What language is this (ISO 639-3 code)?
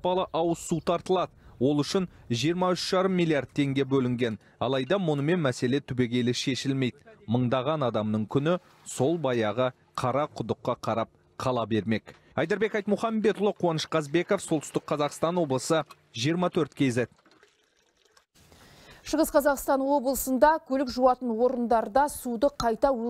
tur